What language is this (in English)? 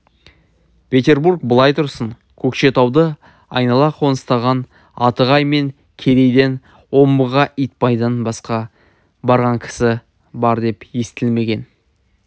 Kazakh